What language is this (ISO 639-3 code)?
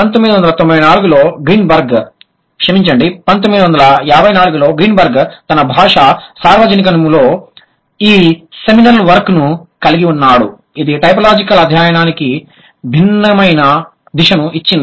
tel